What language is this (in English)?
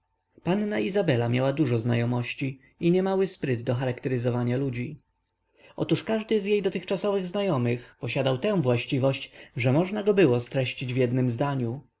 Polish